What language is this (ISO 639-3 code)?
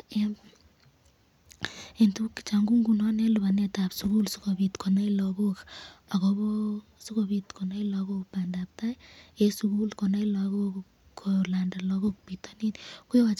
kln